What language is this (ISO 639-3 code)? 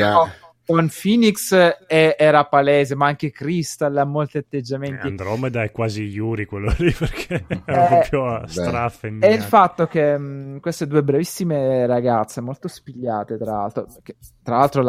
ita